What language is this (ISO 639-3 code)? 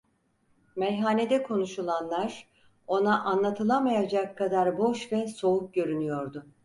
tur